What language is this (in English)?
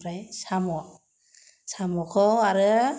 Bodo